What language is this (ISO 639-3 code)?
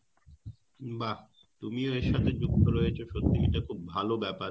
ben